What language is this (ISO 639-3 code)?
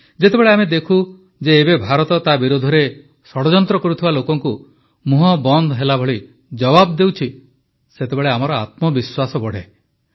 ori